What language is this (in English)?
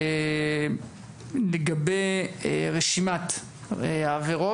Hebrew